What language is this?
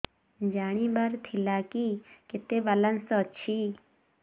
Odia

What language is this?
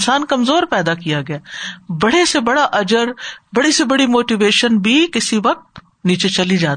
Urdu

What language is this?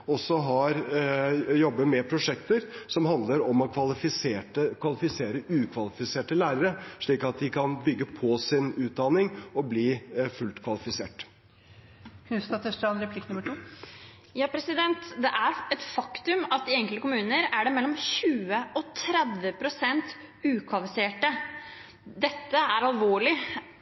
Norwegian Bokmål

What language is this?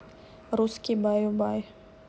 Russian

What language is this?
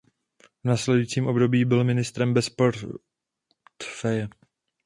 Czech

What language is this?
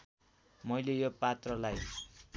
Nepali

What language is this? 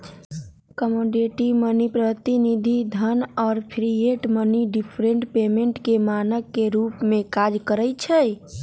Magahi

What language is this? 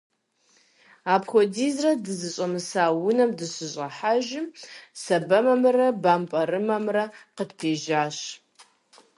Kabardian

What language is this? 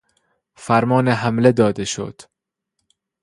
Persian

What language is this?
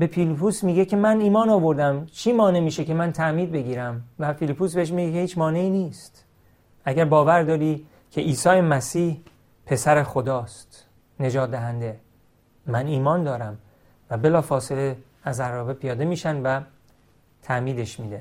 Persian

